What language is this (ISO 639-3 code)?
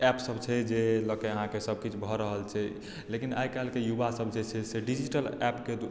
mai